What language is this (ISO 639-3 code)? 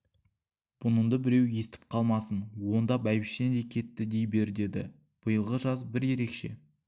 kaz